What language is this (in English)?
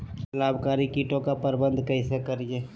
Magahi